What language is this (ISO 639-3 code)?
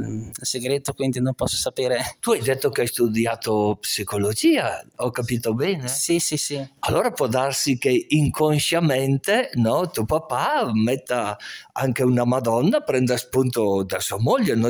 ita